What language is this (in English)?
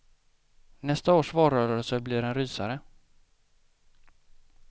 Swedish